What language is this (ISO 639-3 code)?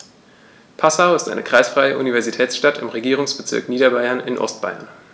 deu